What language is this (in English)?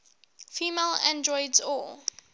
English